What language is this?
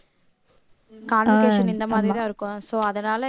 Tamil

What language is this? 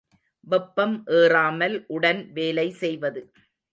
Tamil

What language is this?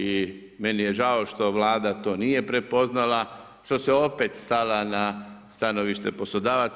Croatian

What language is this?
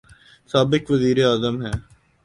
Urdu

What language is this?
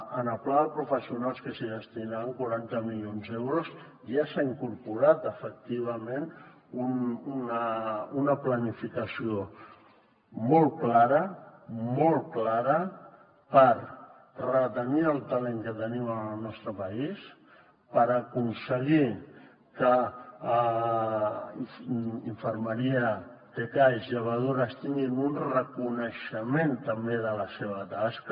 Catalan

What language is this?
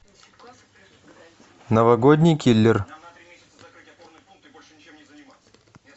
Russian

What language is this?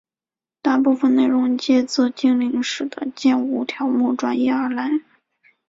Chinese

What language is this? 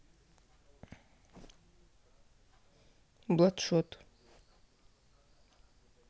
Russian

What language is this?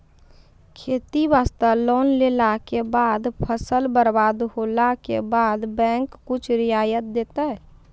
Maithili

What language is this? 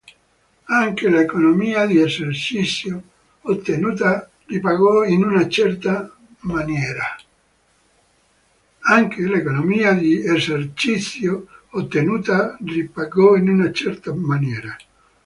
Italian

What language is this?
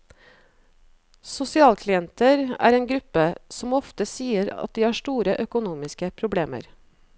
Norwegian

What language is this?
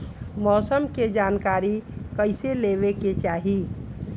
Bhojpuri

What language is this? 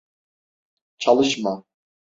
Turkish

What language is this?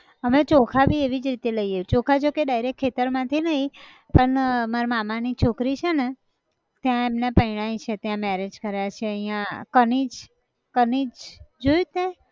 Gujarati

